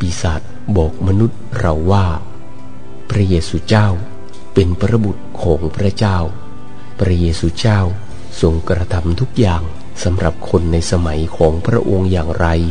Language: Thai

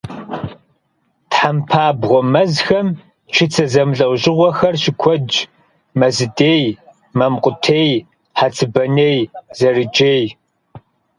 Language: Kabardian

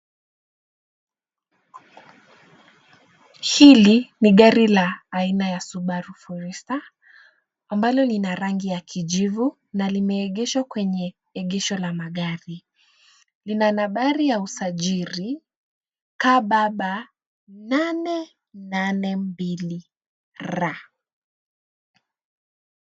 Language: Swahili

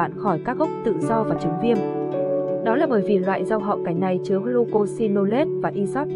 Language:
Vietnamese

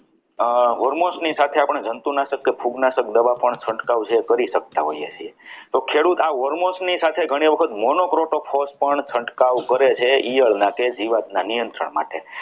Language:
Gujarati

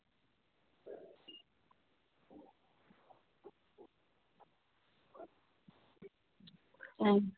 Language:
Santali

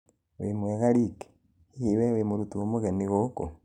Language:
Kikuyu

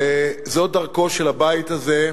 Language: Hebrew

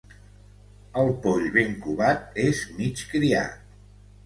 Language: Catalan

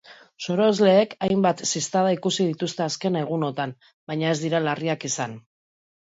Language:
Basque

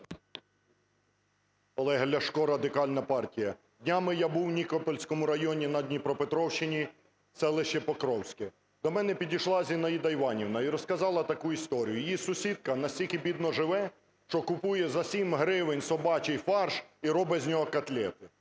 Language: Ukrainian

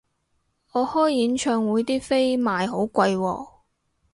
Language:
Cantonese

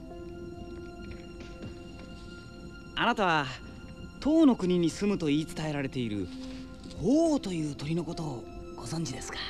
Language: Japanese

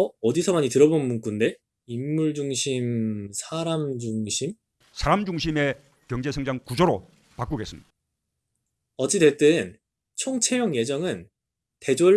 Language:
Korean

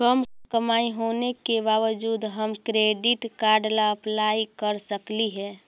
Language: Magahi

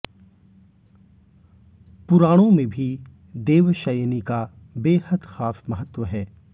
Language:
Hindi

